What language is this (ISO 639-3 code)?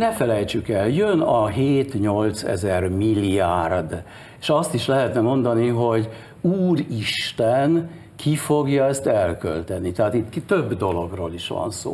hun